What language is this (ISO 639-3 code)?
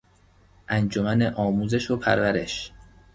fas